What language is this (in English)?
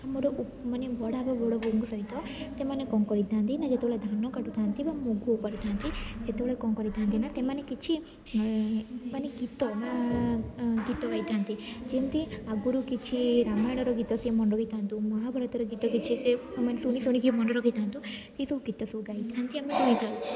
Odia